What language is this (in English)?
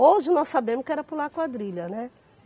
Portuguese